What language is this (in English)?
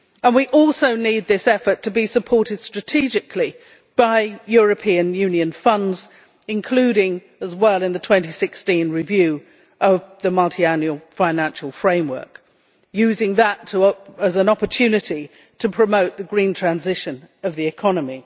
English